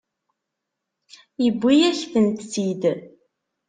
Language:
Kabyle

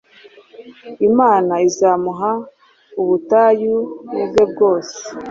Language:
Kinyarwanda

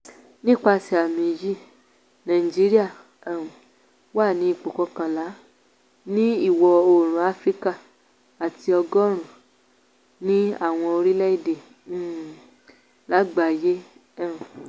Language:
Yoruba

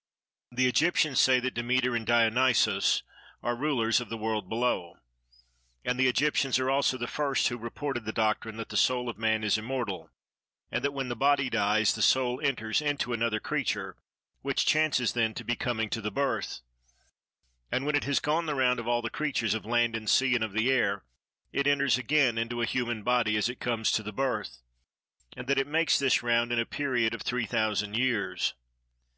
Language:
English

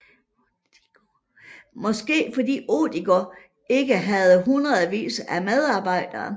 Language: Danish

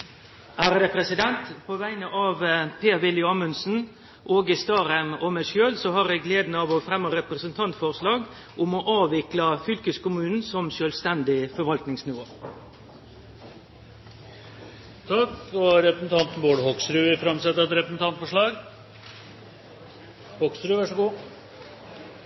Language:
Norwegian Nynorsk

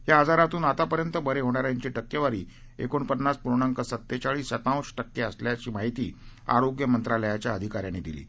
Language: Marathi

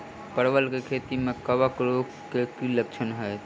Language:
Maithili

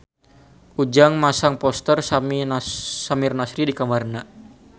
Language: Sundanese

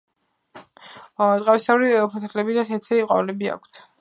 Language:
Georgian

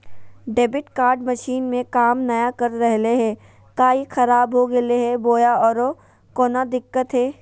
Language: Magahi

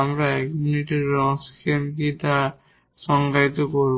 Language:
Bangla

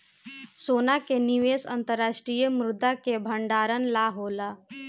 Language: Bhojpuri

